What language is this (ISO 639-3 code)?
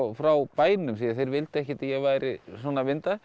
isl